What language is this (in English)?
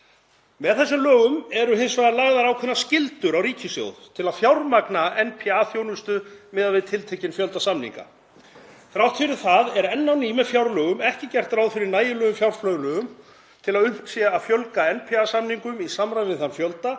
Icelandic